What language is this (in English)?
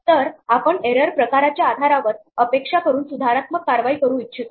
Marathi